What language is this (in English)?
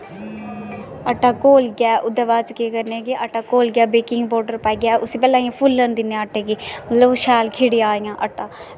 Dogri